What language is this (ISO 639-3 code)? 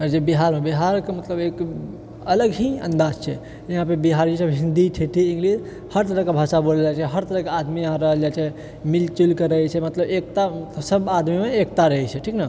mai